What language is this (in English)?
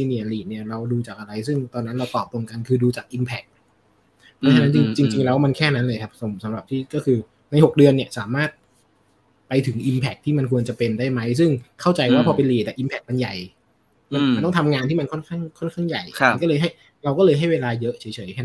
Thai